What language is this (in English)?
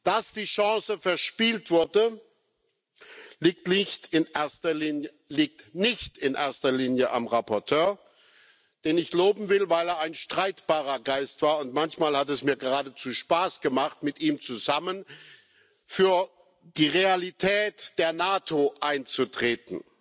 German